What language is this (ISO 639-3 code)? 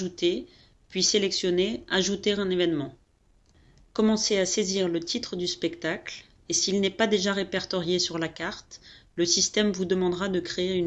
fra